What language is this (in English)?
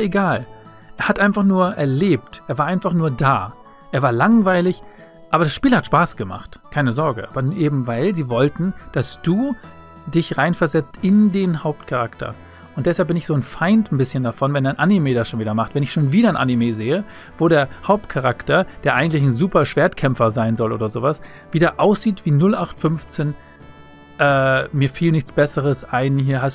German